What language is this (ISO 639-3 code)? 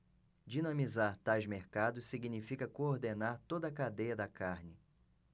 por